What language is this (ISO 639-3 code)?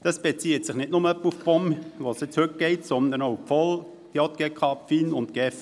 gsw